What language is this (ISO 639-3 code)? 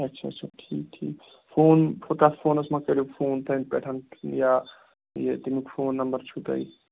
kas